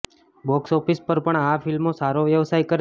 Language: Gujarati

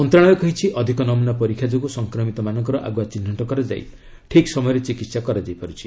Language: Odia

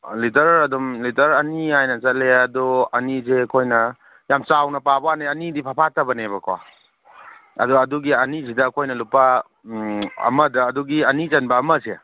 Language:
Manipuri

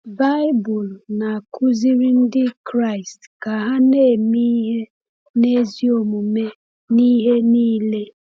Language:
Igbo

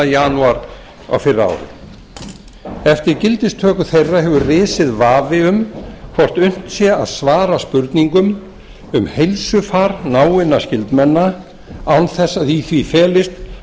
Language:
Icelandic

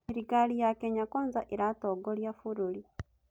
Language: Kikuyu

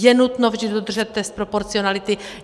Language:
Czech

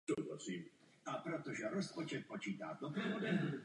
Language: Czech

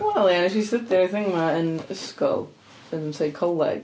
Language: Welsh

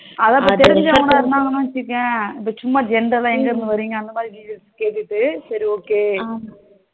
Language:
Tamil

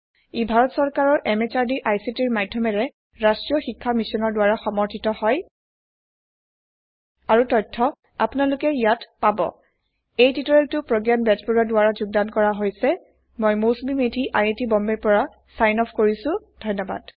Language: Assamese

